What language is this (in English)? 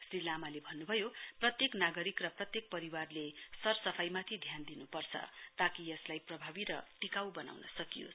Nepali